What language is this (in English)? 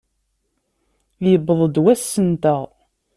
Kabyle